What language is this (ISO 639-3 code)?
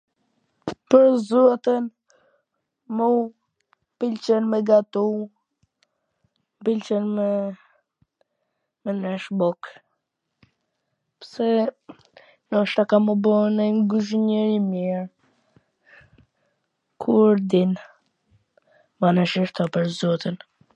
aln